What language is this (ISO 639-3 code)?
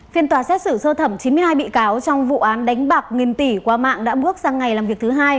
vie